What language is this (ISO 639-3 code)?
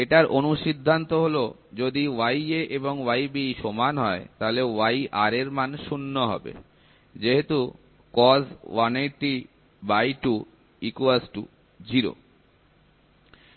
ben